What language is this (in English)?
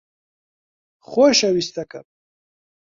Central Kurdish